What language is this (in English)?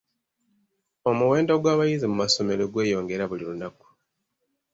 Ganda